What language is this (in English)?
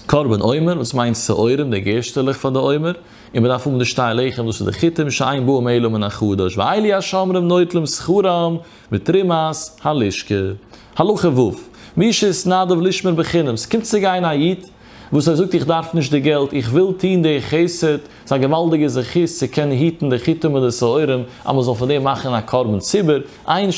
Dutch